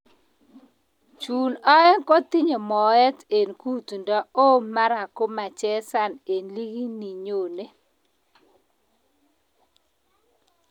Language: Kalenjin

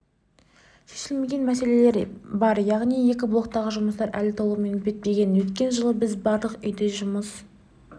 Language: Kazakh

